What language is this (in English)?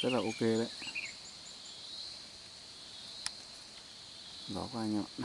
Vietnamese